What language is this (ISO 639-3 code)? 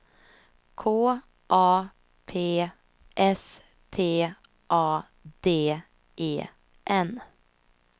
swe